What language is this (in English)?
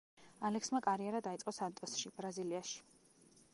Georgian